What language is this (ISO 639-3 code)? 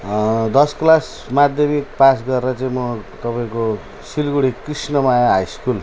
nep